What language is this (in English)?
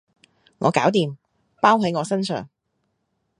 Cantonese